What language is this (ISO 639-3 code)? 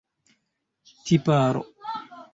epo